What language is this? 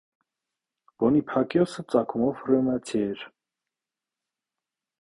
Armenian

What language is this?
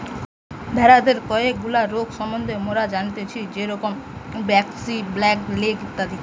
Bangla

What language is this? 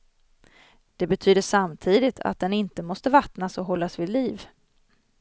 Swedish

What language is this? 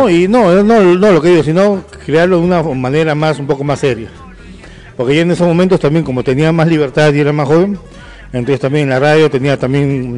Spanish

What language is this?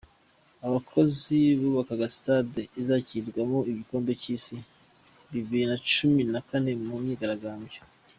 Kinyarwanda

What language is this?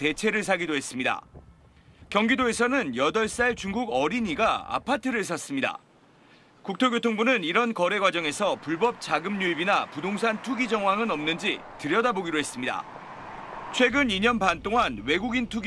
Korean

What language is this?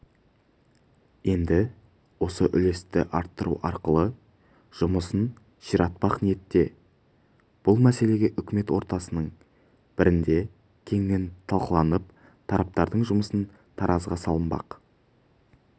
Kazakh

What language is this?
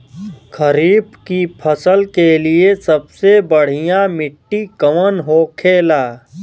Bhojpuri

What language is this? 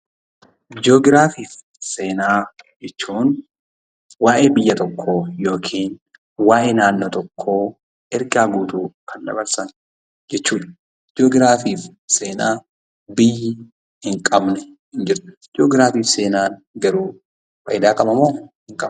Oromo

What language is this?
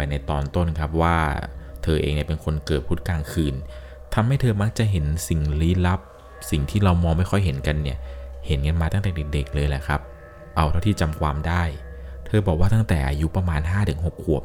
Thai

